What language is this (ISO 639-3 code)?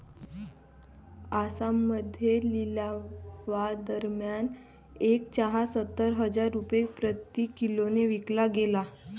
mar